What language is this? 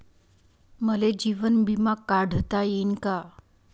Marathi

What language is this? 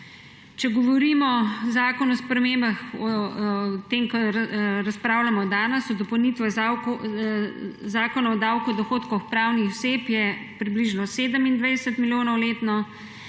Slovenian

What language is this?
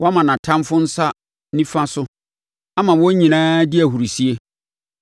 Akan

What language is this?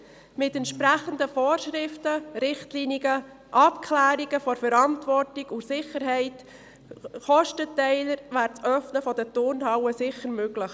Swiss German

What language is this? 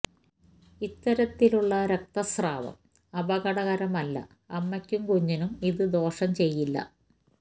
Malayalam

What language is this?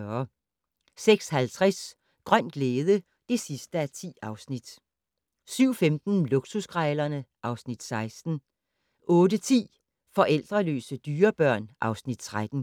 Danish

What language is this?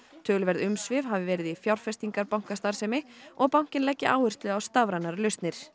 Icelandic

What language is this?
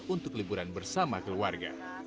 Indonesian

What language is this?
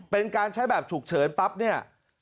Thai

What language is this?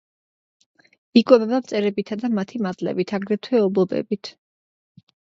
Georgian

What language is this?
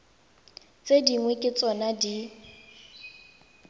Tswana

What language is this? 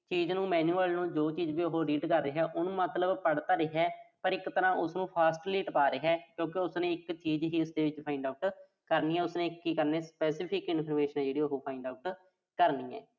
Punjabi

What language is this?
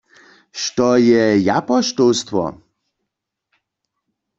Upper Sorbian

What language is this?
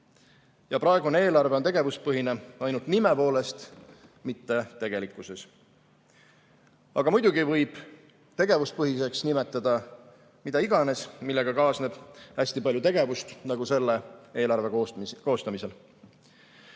Estonian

